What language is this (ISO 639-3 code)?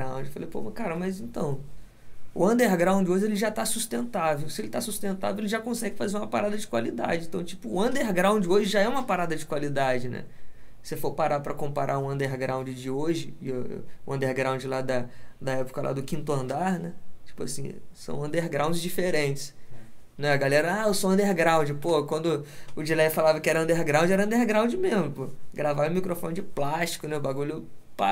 por